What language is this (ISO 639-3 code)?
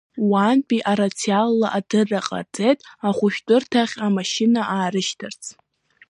abk